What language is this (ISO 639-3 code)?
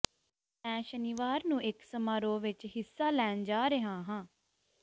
pan